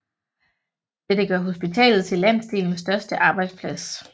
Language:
Danish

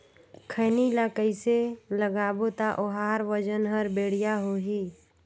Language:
Chhattisgarhi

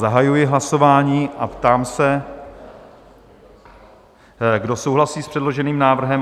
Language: Czech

